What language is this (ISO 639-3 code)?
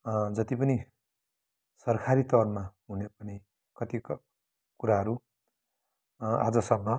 nep